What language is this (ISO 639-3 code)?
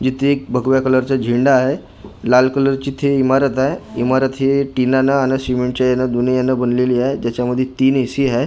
mar